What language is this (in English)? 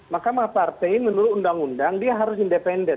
Indonesian